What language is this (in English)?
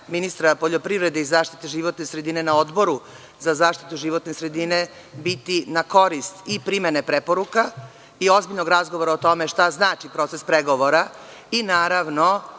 Serbian